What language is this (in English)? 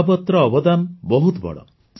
Odia